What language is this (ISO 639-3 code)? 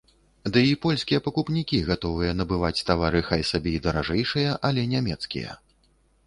bel